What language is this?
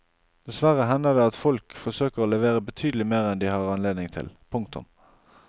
Norwegian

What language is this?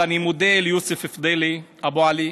Hebrew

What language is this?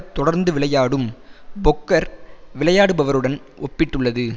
Tamil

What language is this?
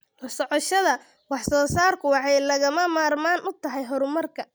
Somali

